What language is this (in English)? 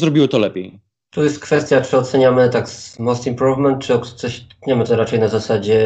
Polish